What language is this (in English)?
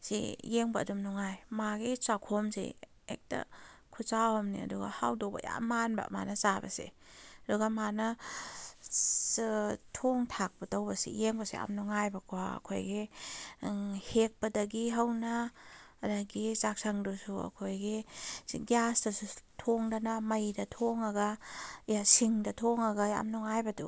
Manipuri